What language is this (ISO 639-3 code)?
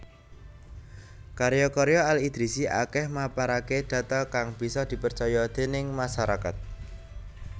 jav